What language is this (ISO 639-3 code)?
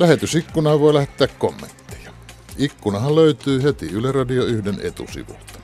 fin